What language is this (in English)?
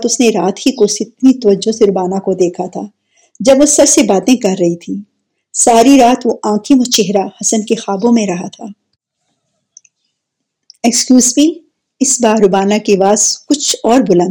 Urdu